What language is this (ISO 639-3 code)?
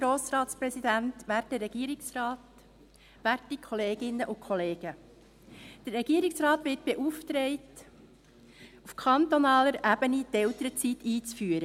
gsw